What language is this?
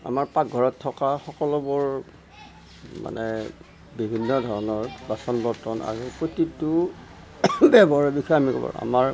Assamese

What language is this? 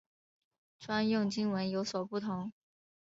Chinese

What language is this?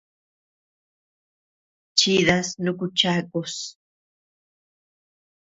Tepeuxila Cuicatec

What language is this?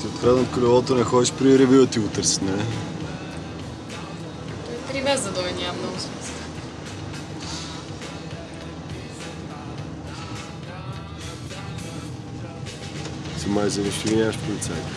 Bulgarian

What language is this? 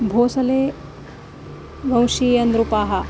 Sanskrit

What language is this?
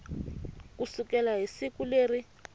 Tsonga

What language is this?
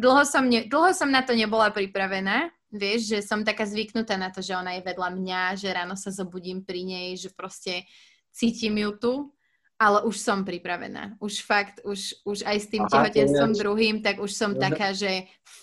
Slovak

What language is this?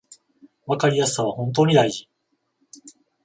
Japanese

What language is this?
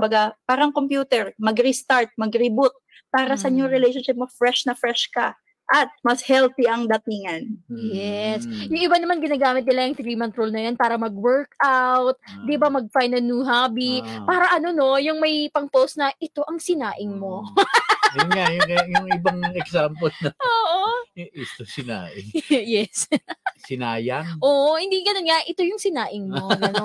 Filipino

